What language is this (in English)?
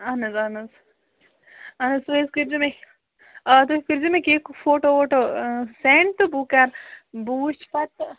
Kashmiri